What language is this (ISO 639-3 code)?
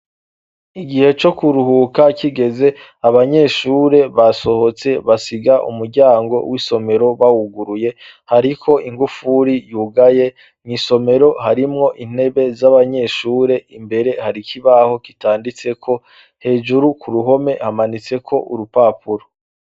run